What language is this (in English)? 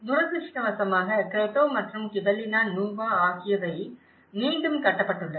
Tamil